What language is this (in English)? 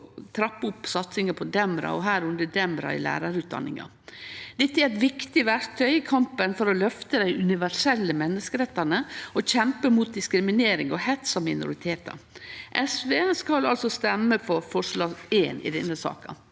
Norwegian